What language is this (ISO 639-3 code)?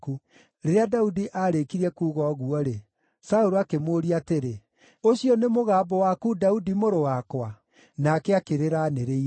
kik